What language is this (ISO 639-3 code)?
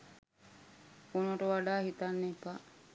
sin